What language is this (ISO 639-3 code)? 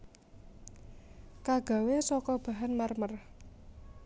jav